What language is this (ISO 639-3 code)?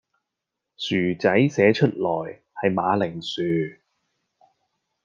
yue